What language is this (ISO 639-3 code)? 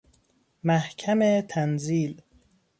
fas